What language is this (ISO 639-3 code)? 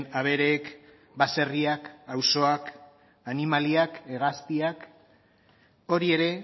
eus